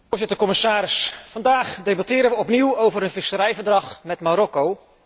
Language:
Dutch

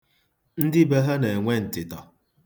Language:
Igbo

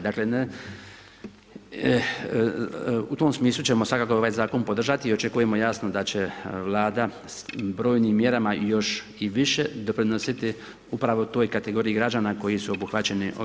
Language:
Croatian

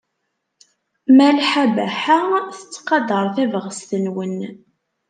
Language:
Kabyle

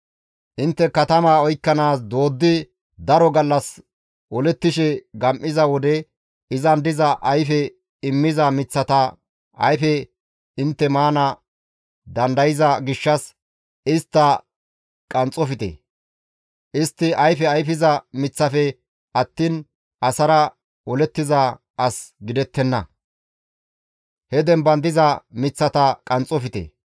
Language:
Gamo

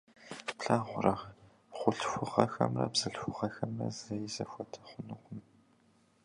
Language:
Kabardian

